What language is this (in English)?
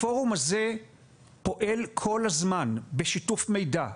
Hebrew